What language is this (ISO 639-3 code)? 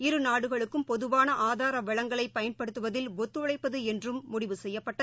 tam